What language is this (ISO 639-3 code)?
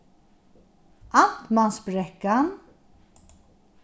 fao